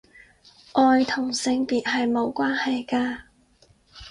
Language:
Cantonese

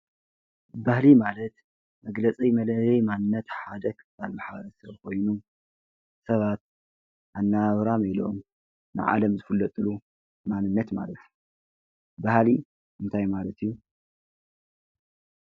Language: Tigrinya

